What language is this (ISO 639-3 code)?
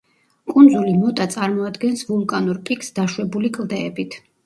kat